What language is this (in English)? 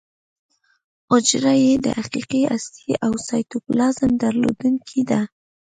Pashto